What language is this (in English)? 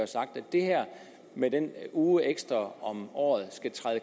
Danish